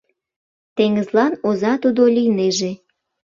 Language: Mari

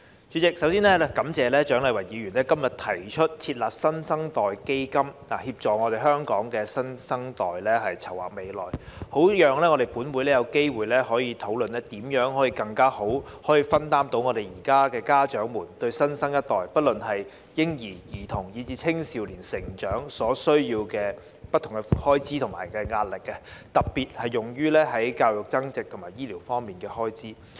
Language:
Cantonese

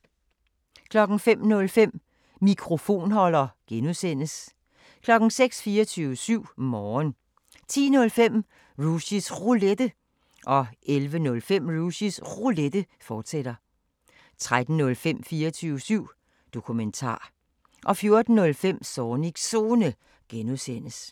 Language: Danish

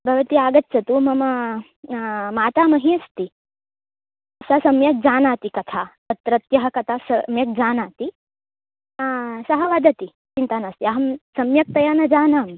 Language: Sanskrit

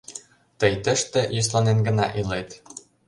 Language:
Mari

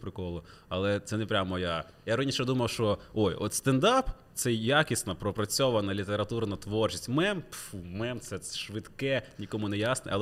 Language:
Ukrainian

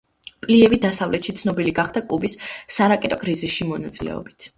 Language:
Georgian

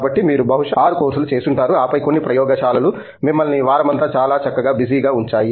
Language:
Telugu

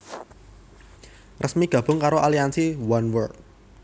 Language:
Javanese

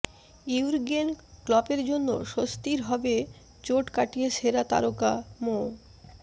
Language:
Bangla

